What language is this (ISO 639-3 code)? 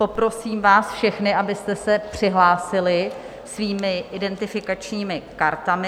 ces